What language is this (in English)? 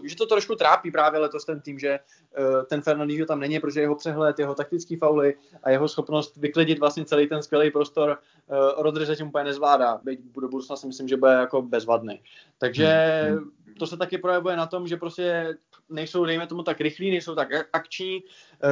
Czech